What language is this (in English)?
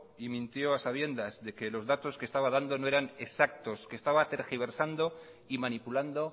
Spanish